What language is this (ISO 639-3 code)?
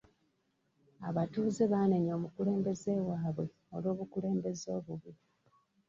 lug